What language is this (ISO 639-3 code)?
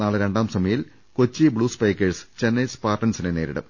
mal